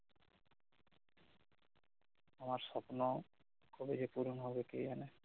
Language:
Bangla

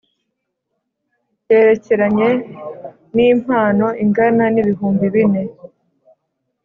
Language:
Kinyarwanda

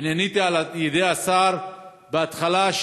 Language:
Hebrew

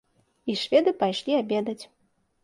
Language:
Belarusian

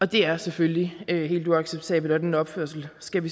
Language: Danish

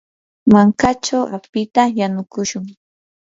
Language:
Yanahuanca Pasco Quechua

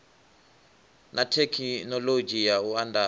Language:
Venda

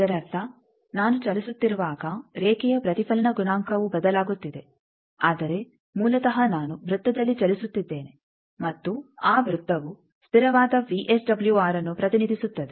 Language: Kannada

